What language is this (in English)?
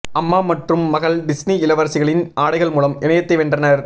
Tamil